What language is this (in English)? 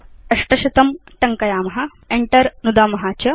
Sanskrit